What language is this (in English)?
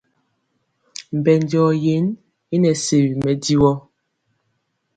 Mpiemo